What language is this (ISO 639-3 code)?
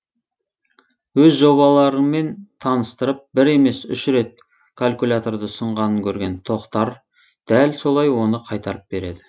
kaz